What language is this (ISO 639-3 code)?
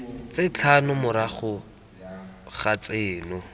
tsn